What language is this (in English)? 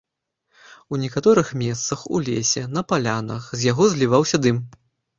Belarusian